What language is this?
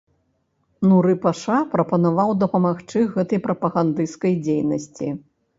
Belarusian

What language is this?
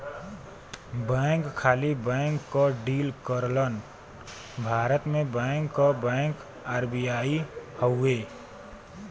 Bhojpuri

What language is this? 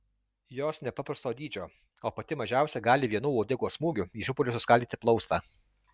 Lithuanian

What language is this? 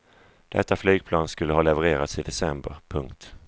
Swedish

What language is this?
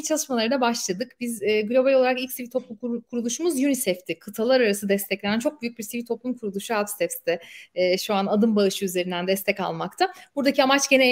Turkish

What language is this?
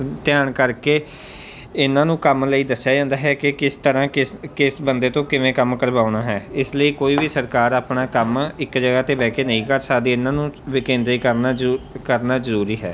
Punjabi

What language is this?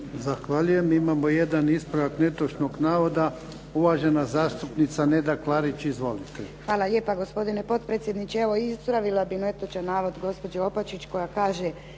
Croatian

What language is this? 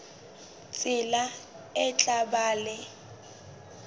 Southern Sotho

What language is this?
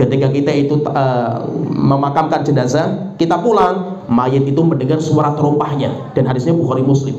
Indonesian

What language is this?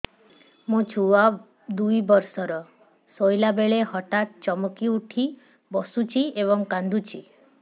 Odia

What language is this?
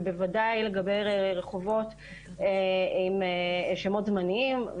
Hebrew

